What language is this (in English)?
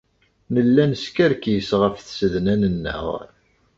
Kabyle